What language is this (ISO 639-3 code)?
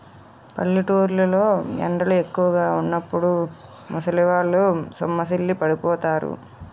tel